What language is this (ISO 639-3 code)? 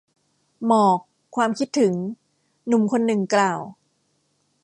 tha